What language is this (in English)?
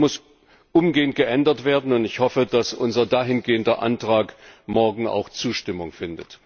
German